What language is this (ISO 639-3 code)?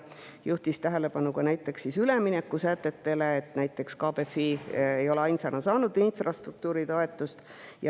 est